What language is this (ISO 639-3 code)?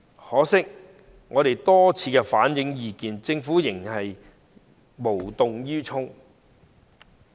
yue